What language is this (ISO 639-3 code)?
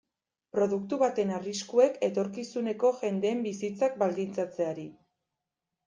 eus